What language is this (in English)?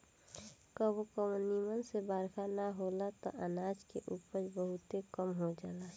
Bhojpuri